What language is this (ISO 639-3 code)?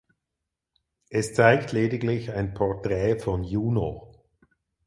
deu